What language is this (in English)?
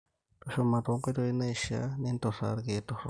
Masai